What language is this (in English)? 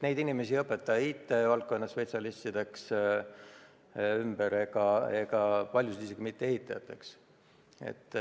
Estonian